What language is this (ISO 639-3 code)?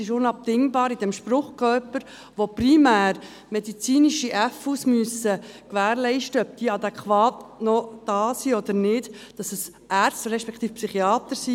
gsw